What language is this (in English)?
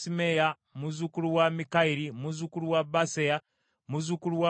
Ganda